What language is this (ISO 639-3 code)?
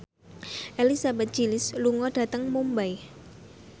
jav